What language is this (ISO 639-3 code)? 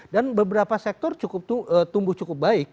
ind